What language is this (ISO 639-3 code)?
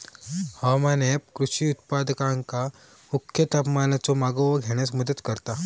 mar